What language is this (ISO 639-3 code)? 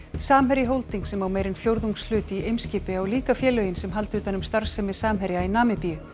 isl